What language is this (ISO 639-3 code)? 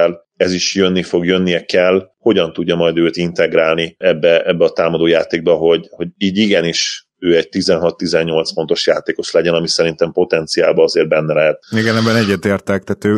hun